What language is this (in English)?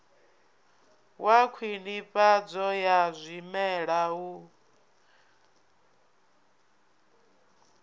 Venda